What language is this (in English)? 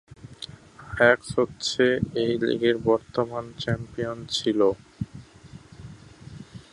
Bangla